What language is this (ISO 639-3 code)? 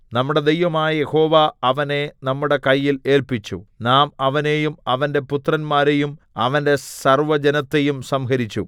mal